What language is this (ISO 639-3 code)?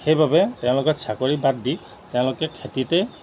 asm